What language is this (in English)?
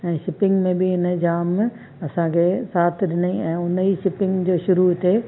Sindhi